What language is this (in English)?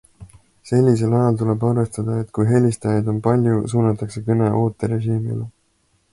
Estonian